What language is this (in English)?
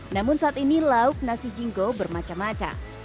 Indonesian